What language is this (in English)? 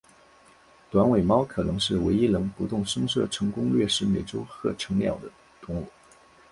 Chinese